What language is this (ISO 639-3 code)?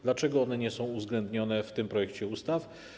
pol